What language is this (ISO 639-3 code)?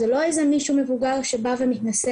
heb